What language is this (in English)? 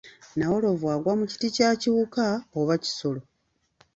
Ganda